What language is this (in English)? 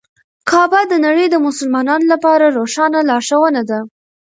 Pashto